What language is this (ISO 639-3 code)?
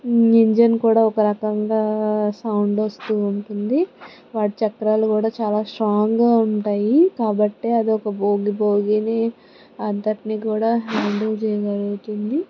tel